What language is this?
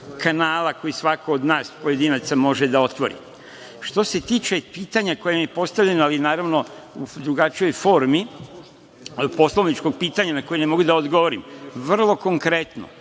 Serbian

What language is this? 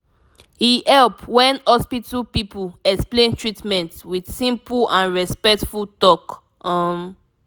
Nigerian Pidgin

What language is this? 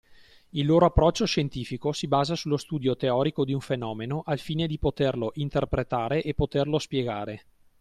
Italian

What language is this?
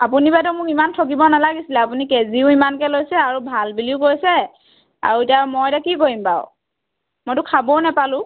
Assamese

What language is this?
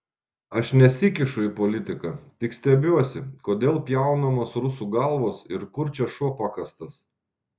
Lithuanian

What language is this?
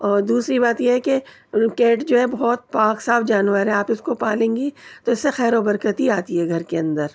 Urdu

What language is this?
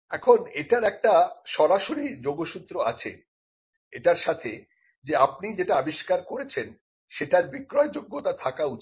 Bangla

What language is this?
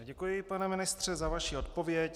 Czech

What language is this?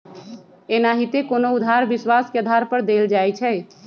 Magahi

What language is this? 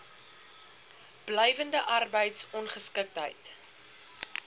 Afrikaans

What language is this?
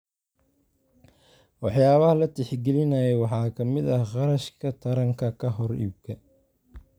Somali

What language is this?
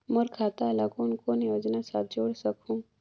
Chhattisgarhi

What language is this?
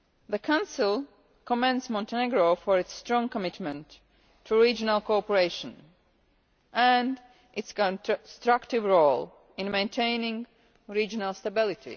English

